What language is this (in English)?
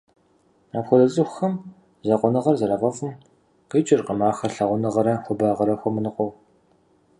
Kabardian